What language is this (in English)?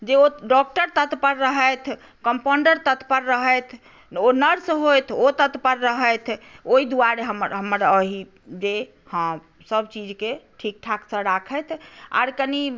Maithili